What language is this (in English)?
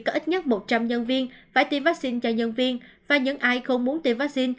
Vietnamese